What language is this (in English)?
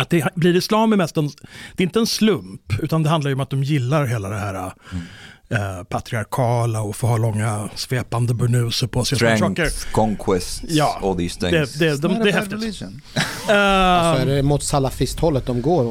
Swedish